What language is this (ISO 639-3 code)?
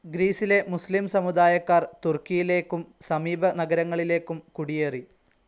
mal